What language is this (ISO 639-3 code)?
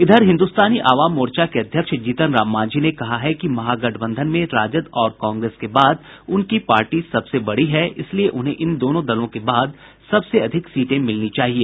hin